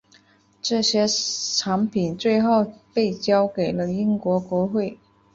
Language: Chinese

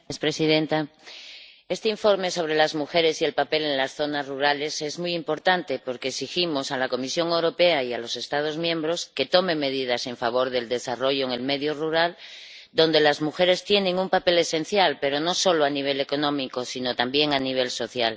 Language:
Spanish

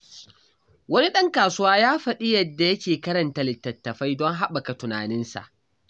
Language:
Hausa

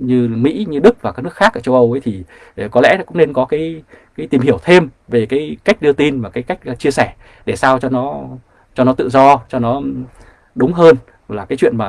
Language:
Vietnamese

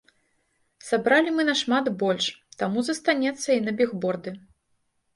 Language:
Belarusian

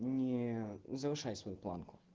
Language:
Russian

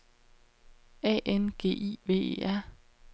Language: Danish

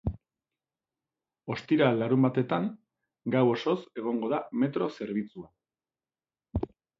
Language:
Basque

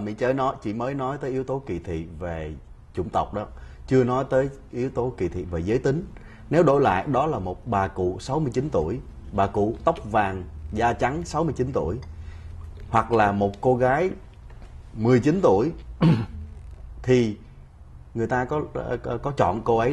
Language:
Vietnamese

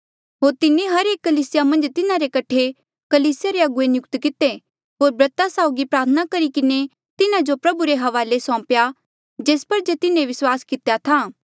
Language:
Mandeali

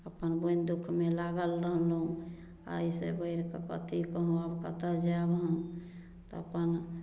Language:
Maithili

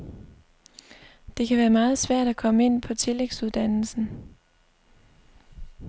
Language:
Danish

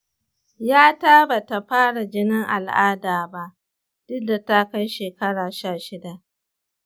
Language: Hausa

